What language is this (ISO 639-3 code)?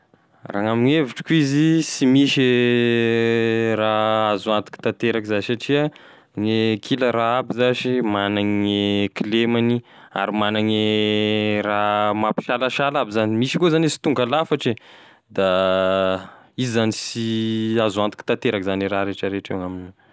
tkg